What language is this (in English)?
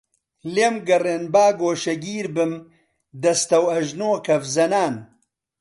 Central Kurdish